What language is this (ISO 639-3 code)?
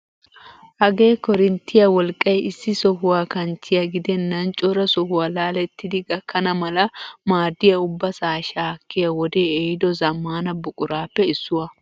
wal